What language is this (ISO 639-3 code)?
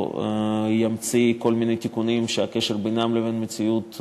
heb